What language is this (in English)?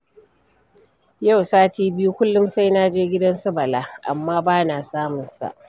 Hausa